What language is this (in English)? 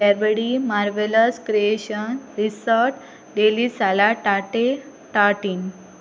Konkani